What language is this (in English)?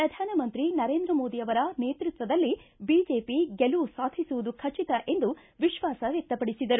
Kannada